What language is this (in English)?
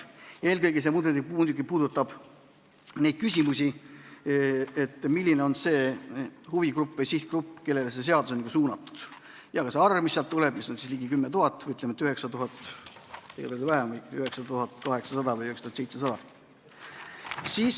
Estonian